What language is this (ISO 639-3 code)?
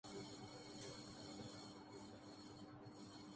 urd